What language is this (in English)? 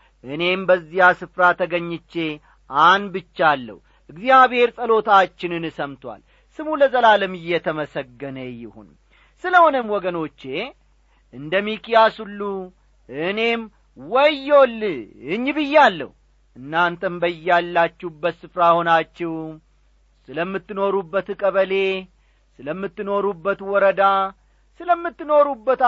Amharic